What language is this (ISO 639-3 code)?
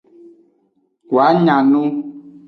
ajg